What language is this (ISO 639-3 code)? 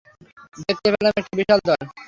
ben